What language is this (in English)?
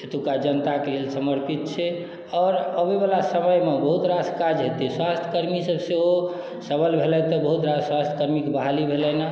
Maithili